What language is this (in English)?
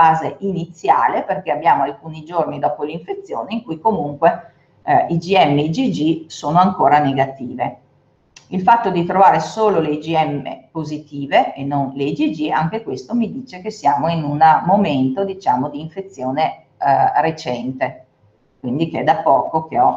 Italian